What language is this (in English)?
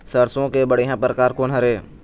Chhattisgarhi